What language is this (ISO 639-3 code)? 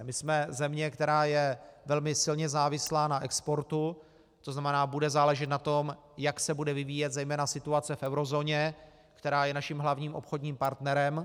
ces